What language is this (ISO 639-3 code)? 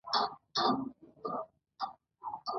pus